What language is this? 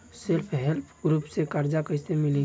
Bhojpuri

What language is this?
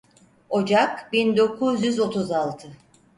Turkish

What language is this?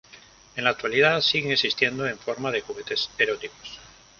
Spanish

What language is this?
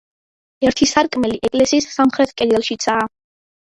Georgian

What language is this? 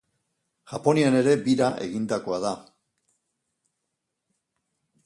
Basque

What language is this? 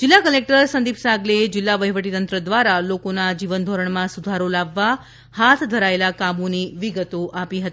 Gujarati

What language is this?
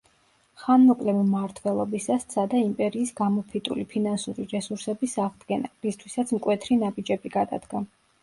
Georgian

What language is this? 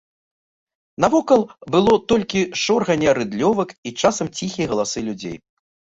Belarusian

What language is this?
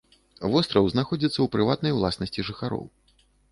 Belarusian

